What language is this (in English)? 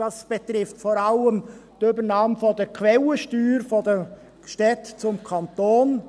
Swiss German